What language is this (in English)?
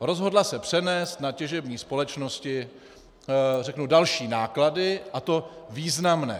Czech